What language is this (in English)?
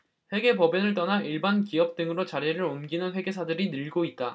Korean